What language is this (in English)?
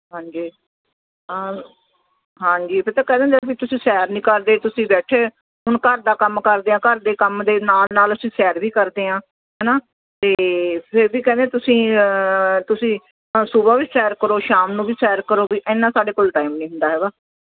Punjabi